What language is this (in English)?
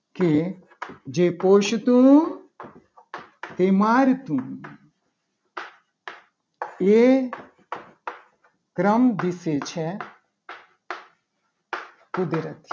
Gujarati